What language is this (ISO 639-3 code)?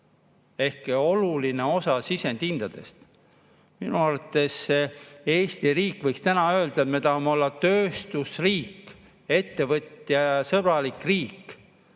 est